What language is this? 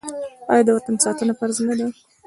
Pashto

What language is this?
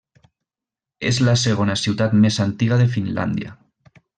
Catalan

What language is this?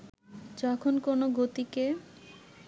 Bangla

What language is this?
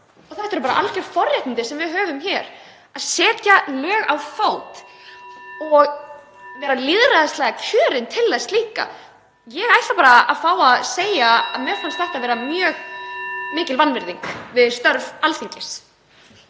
Icelandic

